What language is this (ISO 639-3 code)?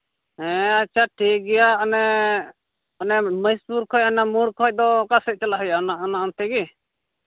sat